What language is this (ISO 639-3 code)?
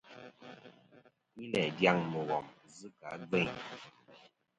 bkm